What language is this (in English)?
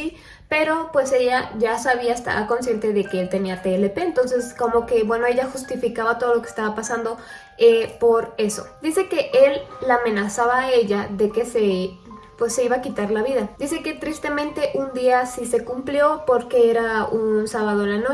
Spanish